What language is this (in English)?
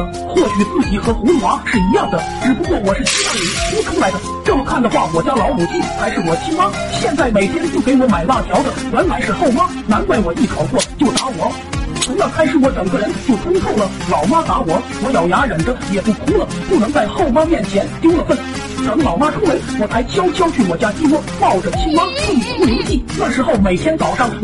Chinese